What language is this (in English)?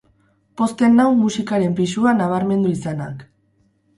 Basque